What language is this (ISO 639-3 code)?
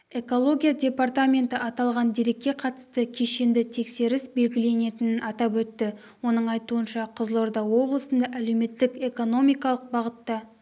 kaz